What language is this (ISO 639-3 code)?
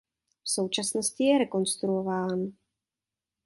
ces